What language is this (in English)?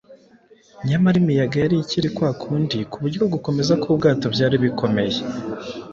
Kinyarwanda